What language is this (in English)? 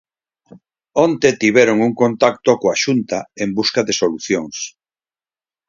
Galician